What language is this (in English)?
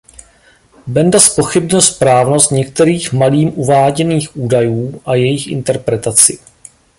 Czech